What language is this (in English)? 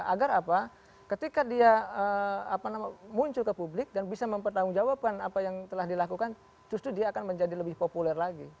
Indonesian